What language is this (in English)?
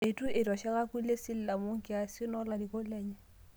Masai